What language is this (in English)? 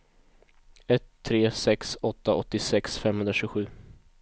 Swedish